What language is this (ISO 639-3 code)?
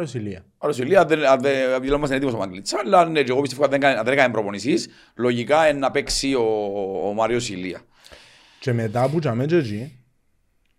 ell